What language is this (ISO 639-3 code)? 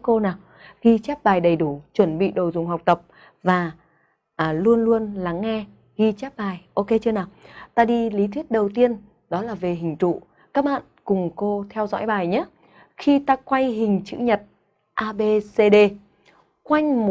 vie